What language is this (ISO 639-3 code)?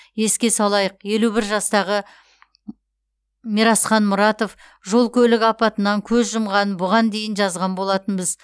kaz